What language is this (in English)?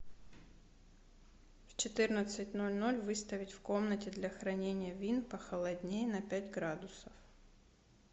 Russian